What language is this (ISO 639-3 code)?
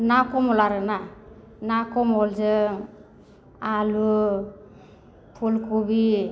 brx